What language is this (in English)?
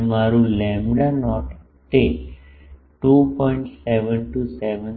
Gujarati